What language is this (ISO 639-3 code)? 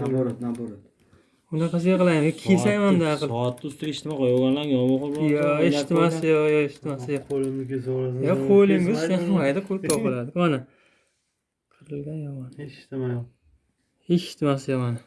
tur